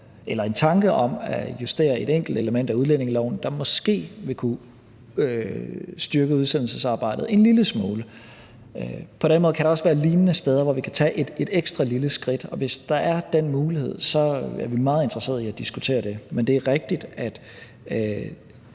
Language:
Danish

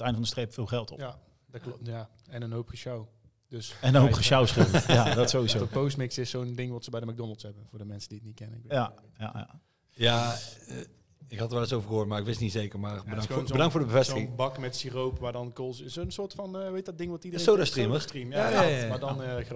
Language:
Dutch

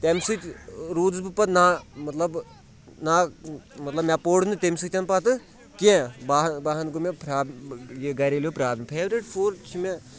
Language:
Kashmiri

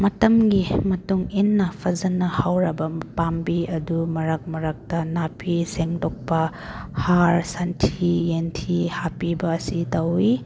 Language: Manipuri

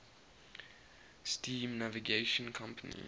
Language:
English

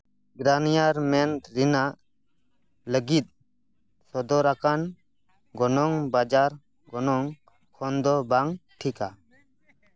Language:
Santali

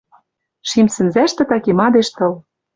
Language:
Western Mari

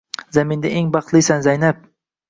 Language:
Uzbek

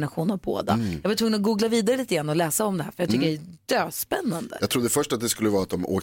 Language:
Swedish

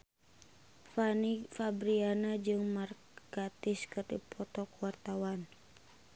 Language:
Sundanese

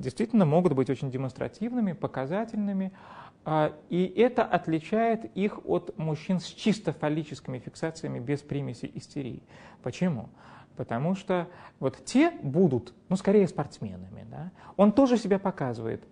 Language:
Russian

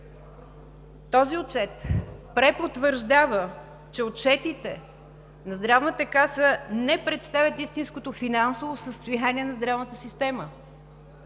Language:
Bulgarian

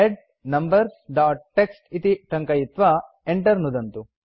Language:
Sanskrit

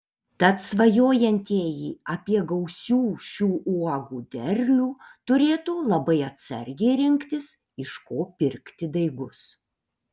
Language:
Lithuanian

